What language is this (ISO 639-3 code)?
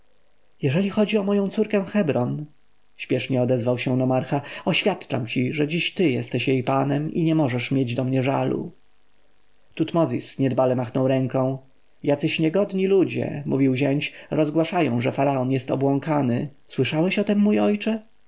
pol